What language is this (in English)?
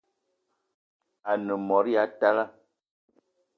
Eton (Cameroon)